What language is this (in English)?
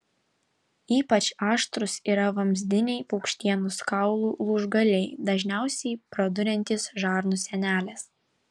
Lithuanian